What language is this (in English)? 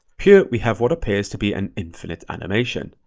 English